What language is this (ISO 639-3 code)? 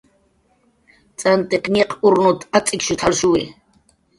jqr